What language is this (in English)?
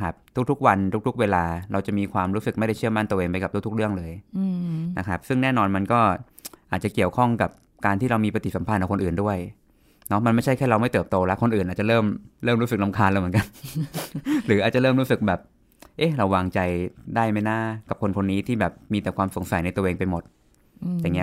Thai